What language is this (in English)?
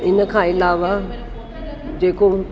Sindhi